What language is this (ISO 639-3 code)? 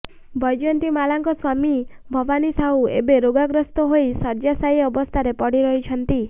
ori